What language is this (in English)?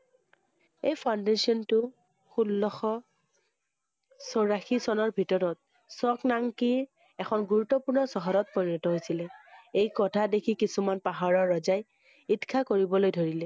Assamese